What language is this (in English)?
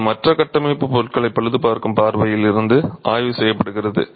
Tamil